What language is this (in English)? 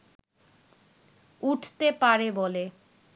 Bangla